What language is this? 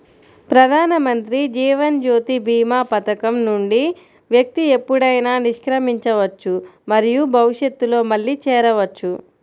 Telugu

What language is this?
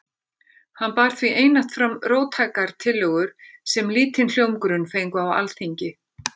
Icelandic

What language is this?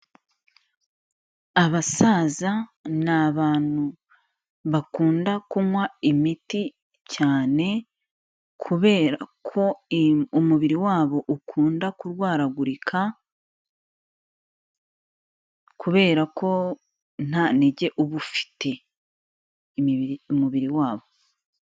Kinyarwanda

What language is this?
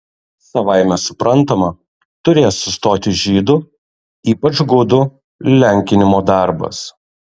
Lithuanian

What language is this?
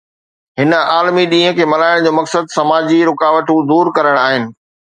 Sindhi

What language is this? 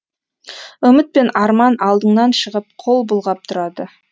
Kazakh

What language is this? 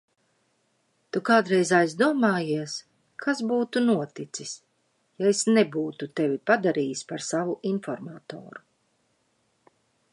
Latvian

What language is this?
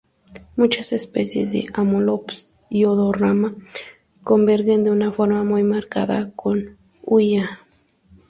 Spanish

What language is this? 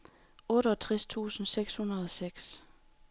Danish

